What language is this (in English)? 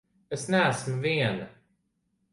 Latvian